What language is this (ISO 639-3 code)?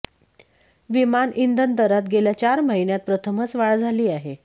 mar